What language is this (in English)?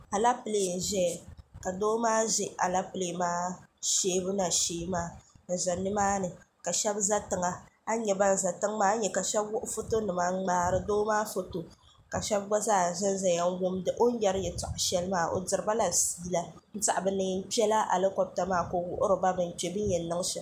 Dagbani